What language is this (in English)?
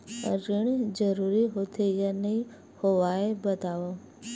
Chhattisgarhi